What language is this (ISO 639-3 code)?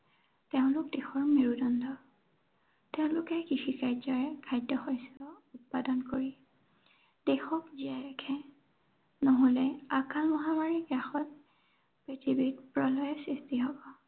asm